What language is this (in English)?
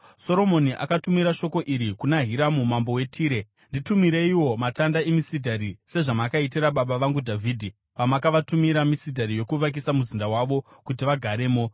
Shona